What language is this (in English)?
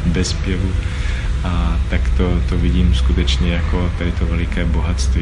Czech